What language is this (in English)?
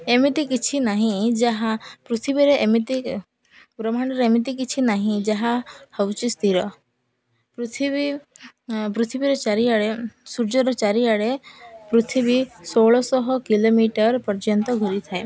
Odia